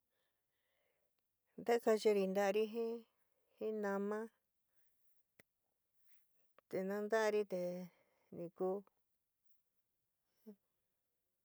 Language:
San Miguel El Grande Mixtec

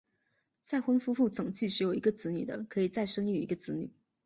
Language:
Chinese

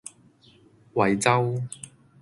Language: Cantonese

